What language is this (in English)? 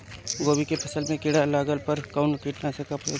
Bhojpuri